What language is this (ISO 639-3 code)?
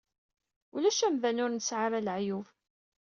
kab